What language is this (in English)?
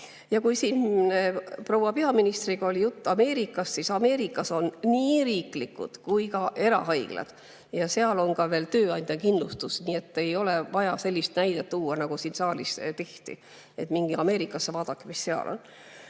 Estonian